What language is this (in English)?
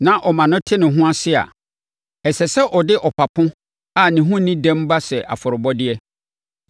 Akan